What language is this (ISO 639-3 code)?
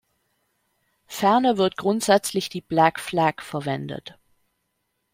deu